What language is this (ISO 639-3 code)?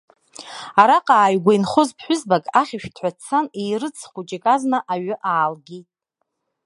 abk